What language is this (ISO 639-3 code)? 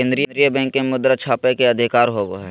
mag